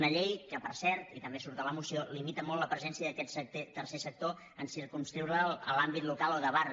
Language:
Catalan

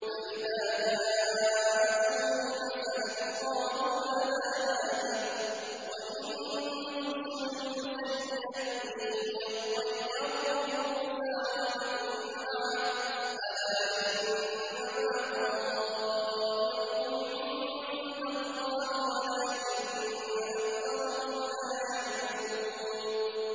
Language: Arabic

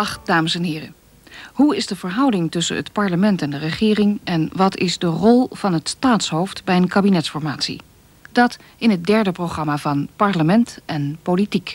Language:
Dutch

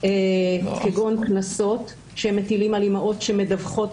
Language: Hebrew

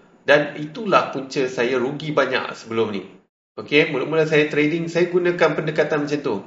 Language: Malay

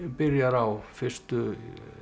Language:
Icelandic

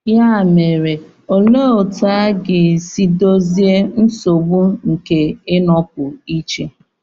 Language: Igbo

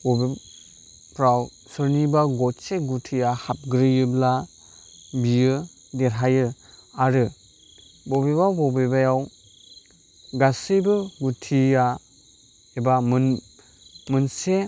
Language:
Bodo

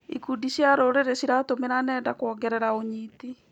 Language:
Kikuyu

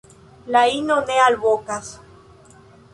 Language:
Esperanto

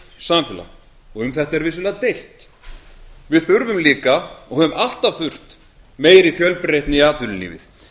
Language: Icelandic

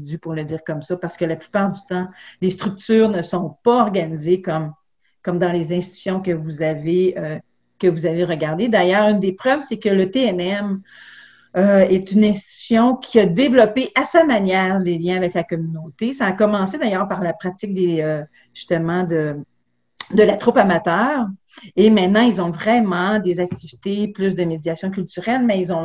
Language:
French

